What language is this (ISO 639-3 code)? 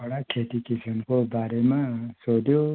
nep